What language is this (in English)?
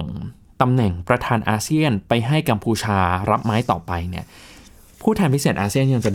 Thai